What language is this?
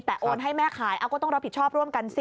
Thai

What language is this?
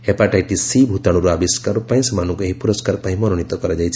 Odia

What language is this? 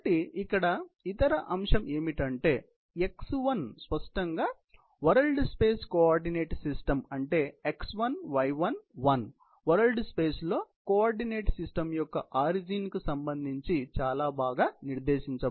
Telugu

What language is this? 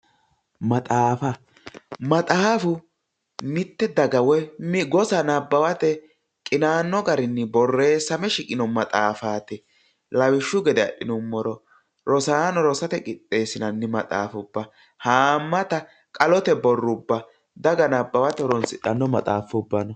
Sidamo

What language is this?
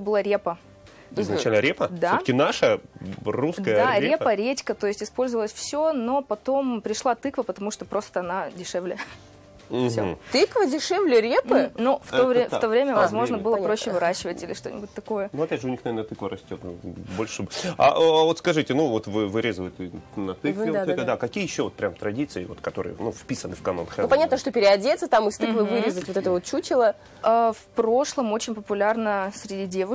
Russian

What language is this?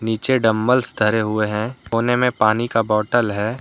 Hindi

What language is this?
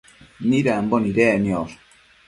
Matsés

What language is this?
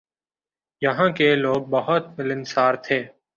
Urdu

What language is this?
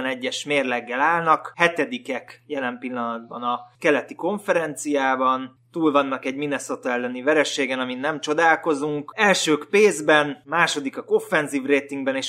Hungarian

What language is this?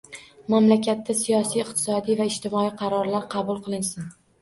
Uzbek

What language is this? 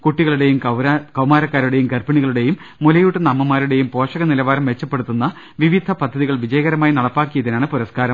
Malayalam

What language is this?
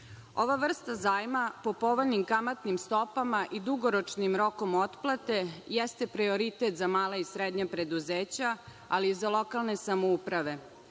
Serbian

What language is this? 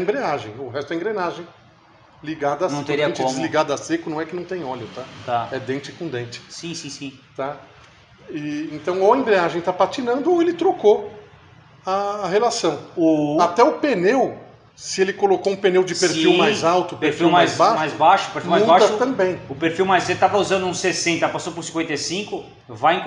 Portuguese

